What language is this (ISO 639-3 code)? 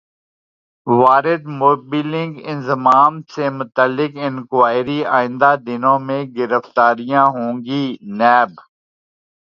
urd